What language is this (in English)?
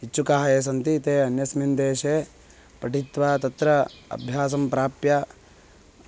Sanskrit